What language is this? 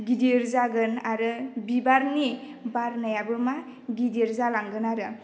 Bodo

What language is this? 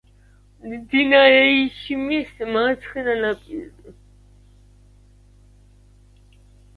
Georgian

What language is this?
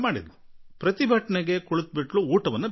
Kannada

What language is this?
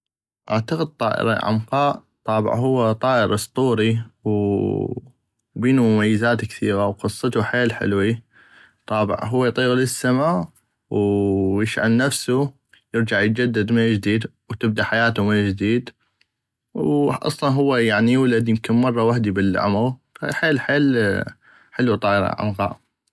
North Mesopotamian Arabic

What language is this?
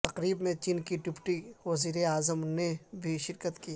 Urdu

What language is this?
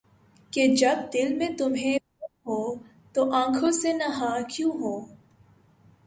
Urdu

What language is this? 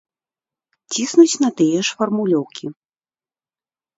Belarusian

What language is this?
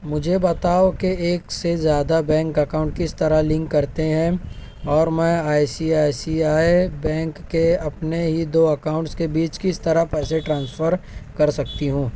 Urdu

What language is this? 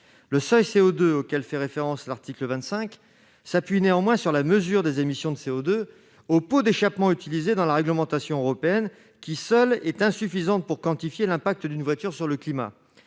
French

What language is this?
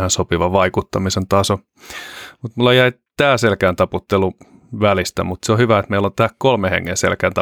Finnish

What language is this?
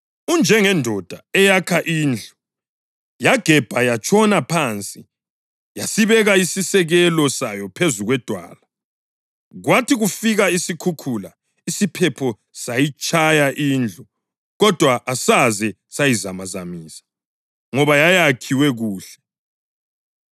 North Ndebele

